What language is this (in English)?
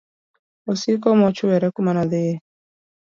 Luo (Kenya and Tanzania)